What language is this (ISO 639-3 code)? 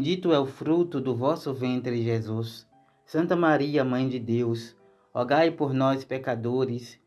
por